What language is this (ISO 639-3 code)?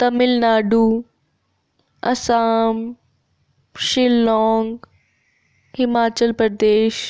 doi